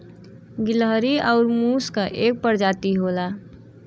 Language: Bhojpuri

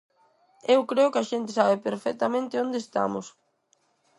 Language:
Galician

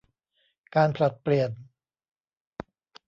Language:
Thai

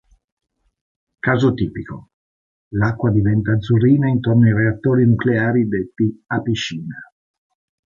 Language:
Italian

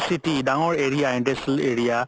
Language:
Assamese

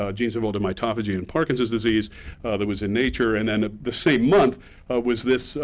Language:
English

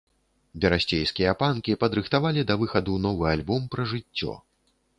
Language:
Belarusian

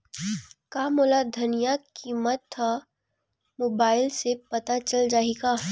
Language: Chhattisgarhi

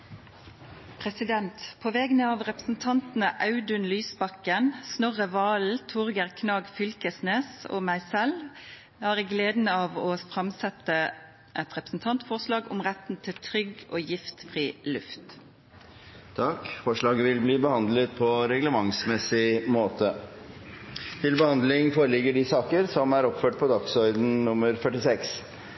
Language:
Norwegian Nynorsk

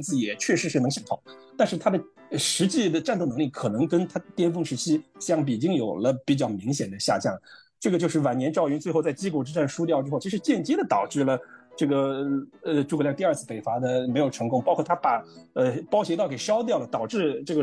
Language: Chinese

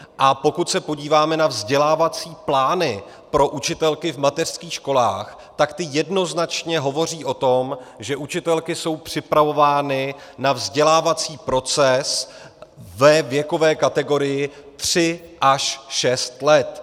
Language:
Czech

